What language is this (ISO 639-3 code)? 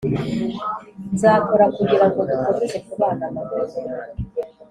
kin